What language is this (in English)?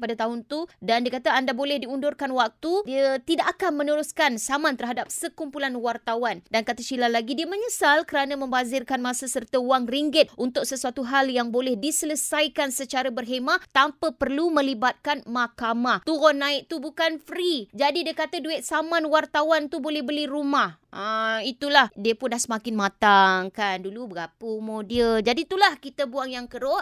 Malay